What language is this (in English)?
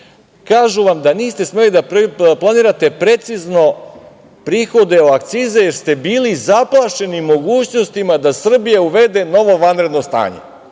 Serbian